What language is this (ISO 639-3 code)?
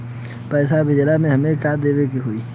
bho